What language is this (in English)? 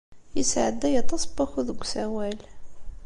Kabyle